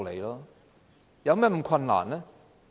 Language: Cantonese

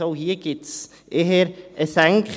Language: Swiss German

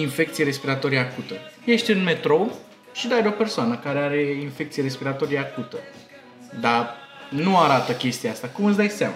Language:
Romanian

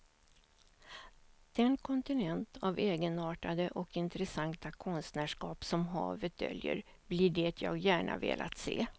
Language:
Swedish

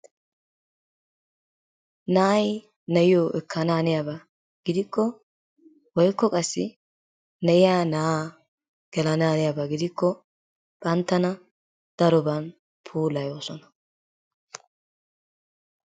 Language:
Wolaytta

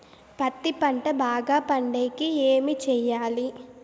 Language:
Telugu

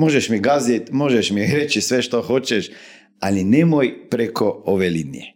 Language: Croatian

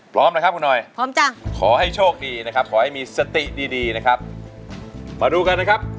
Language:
Thai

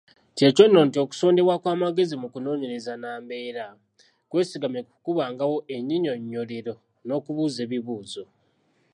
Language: Ganda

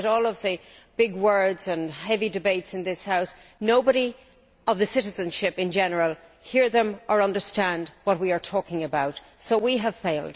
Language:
English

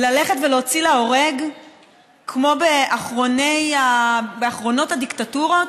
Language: Hebrew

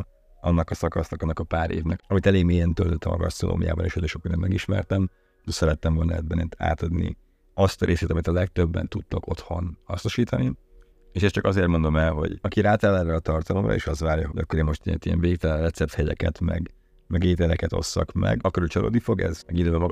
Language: Hungarian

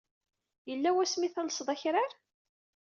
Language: Kabyle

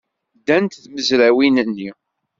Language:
Kabyle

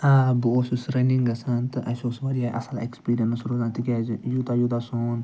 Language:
Kashmiri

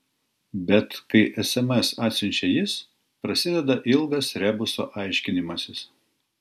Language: Lithuanian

